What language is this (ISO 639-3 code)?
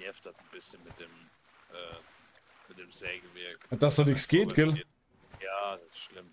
deu